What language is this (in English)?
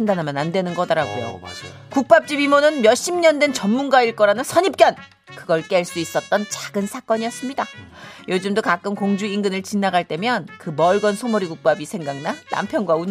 Korean